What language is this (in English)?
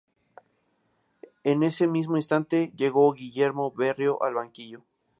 Spanish